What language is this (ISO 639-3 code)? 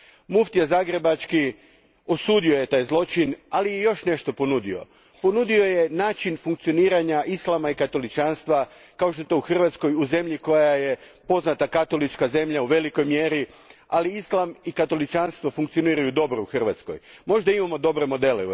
hrv